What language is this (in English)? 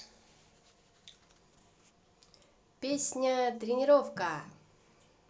Russian